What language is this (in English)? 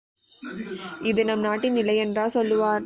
Tamil